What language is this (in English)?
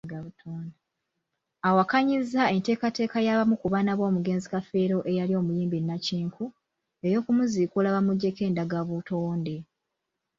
Ganda